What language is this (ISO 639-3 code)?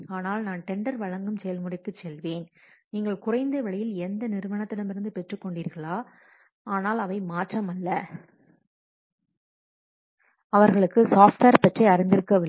tam